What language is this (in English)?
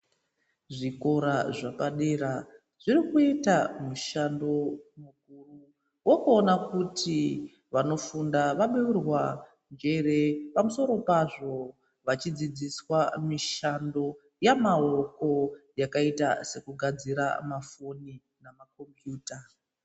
Ndau